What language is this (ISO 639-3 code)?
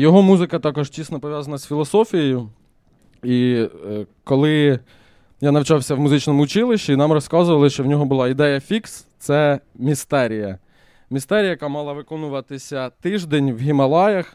ukr